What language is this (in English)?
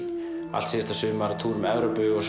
Icelandic